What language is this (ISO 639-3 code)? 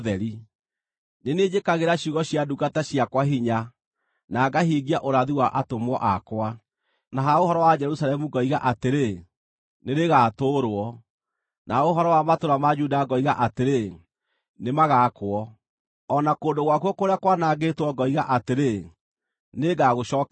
kik